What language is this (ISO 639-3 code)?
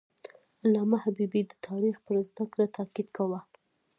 pus